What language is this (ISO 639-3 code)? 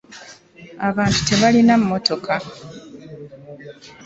lug